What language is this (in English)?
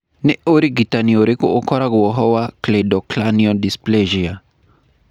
Kikuyu